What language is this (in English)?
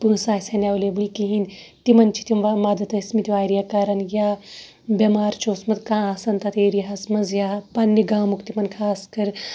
Kashmiri